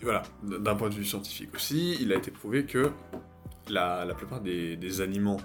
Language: French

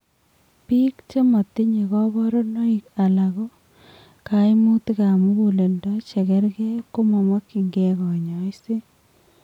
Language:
Kalenjin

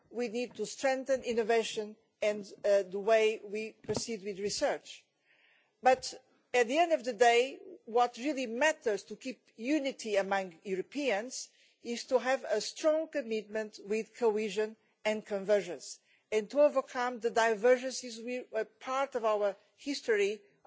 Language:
English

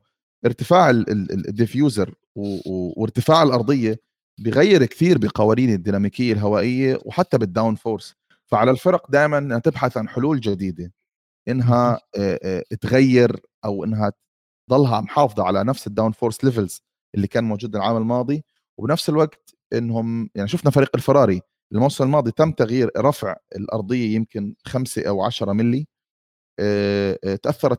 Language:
Arabic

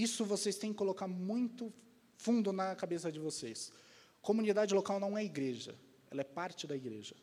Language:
Portuguese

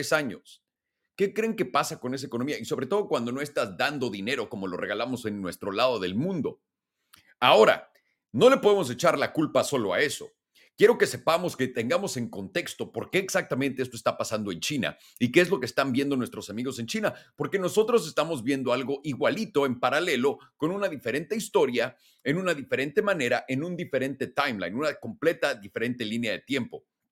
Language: Spanish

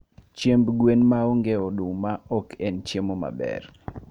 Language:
Luo (Kenya and Tanzania)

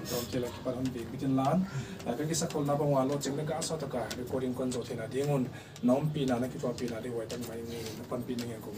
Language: Korean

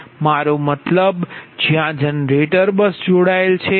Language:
Gujarati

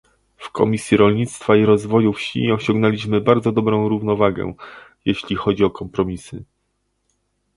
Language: Polish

